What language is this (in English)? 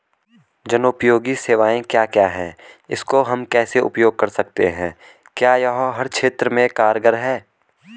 Hindi